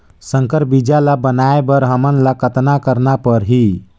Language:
Chhattisgarhi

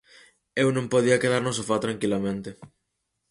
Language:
Galician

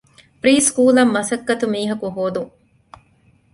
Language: Divehi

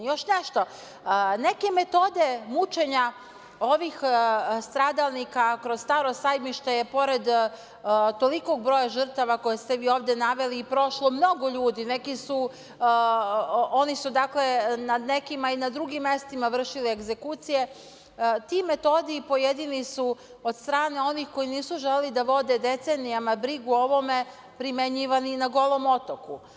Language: Serbian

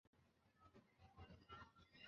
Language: Chinese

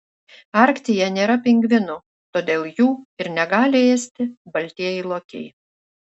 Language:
Lithuanian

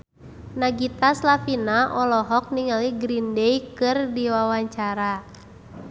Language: Sundanese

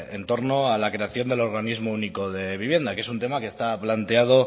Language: Spanish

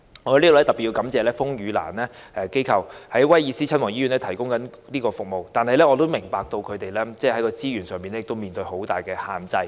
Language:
Cantonese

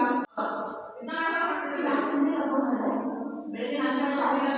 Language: Kannada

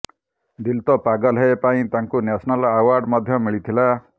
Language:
Odia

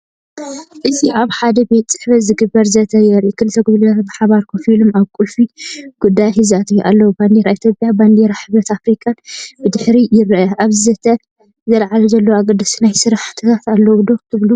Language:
Tigrinya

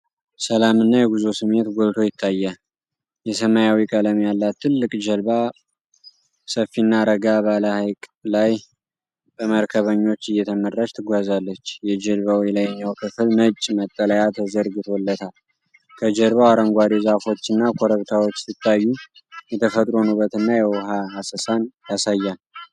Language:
Amharic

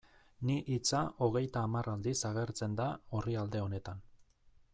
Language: Basque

